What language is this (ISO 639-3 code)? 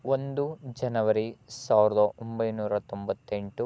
kan